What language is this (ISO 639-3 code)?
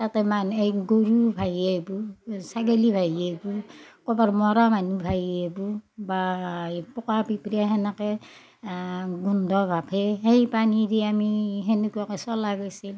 asm